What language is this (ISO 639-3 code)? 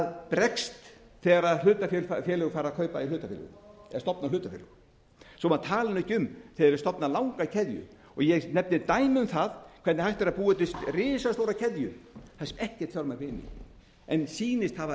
isl